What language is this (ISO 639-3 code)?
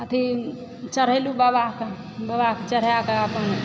mai